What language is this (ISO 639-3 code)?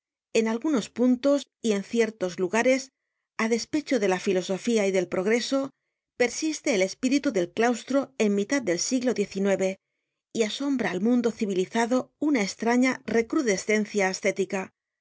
spa